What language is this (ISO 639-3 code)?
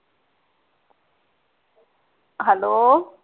pan